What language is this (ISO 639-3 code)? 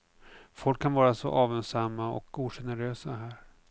swe